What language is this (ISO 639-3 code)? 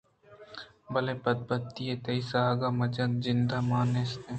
bgp